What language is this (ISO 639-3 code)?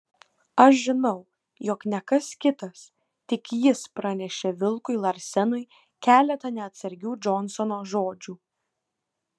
lit